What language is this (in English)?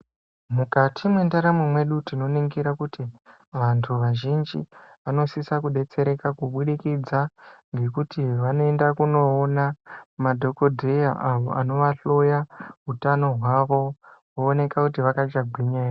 Ndau